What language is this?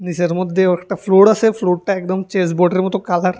Bangla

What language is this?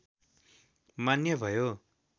Nepali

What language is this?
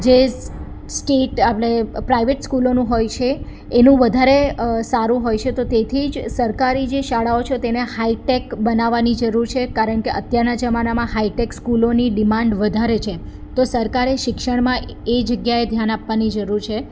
Gujarati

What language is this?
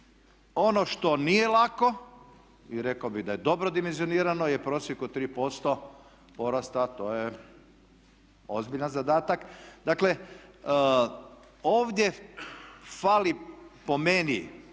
Croatian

